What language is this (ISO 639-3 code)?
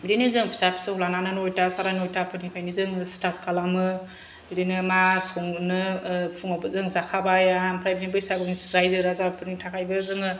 brx